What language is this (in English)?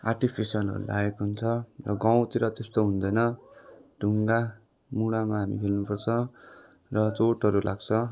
Nepali